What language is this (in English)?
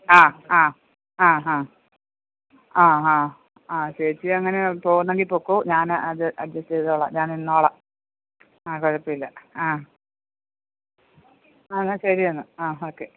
Malayalam